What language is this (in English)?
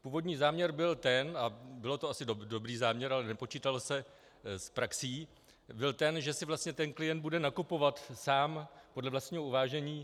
Czech